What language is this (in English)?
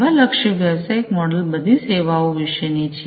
Gujarati